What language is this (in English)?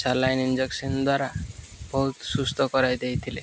Odia